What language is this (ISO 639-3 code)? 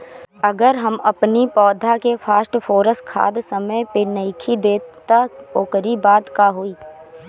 bho